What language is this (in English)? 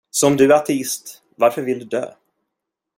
Swedish